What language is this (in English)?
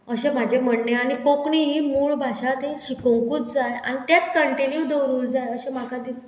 Konkani